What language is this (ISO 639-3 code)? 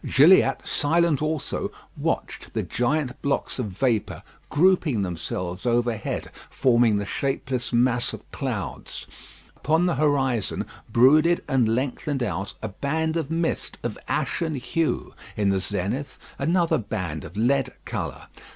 eng